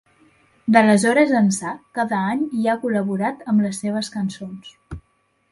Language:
Catalan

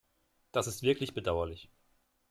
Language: German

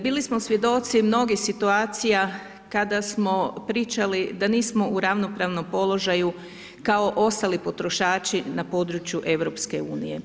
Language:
Croatian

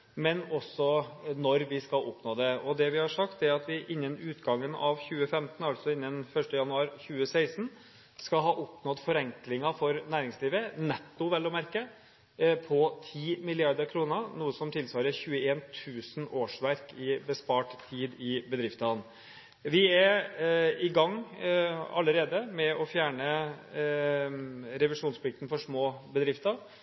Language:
Norwegian Bokmål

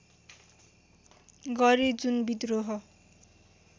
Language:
Nepali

